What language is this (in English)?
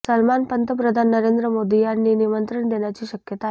Marathi